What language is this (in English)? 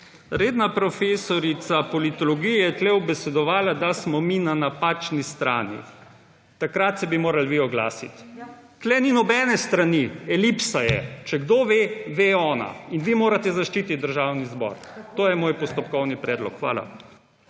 Slovenian